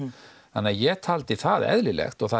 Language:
Icelandic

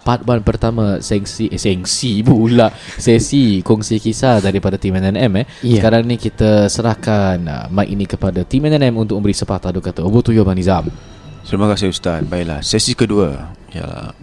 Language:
Malay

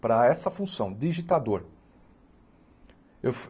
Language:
Portuguese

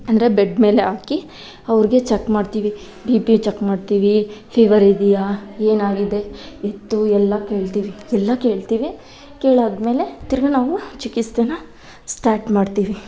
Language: Kannada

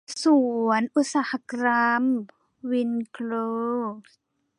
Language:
Thai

